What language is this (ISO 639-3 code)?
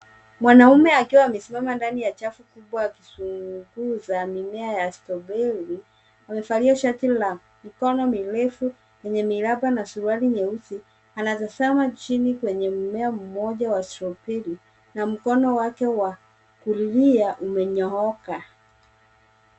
swa